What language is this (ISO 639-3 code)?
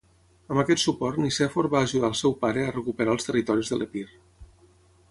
cat